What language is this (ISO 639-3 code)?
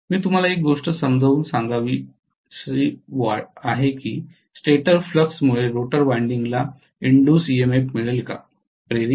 mar